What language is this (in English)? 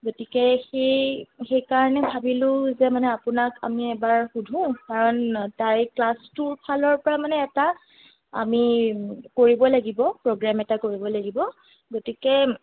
Assamese